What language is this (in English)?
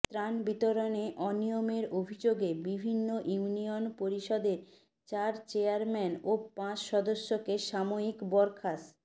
Bangla